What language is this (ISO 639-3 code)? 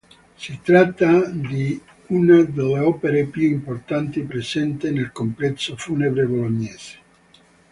ita